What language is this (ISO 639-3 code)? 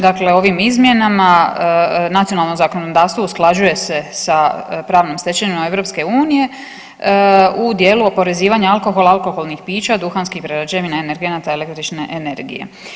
hrv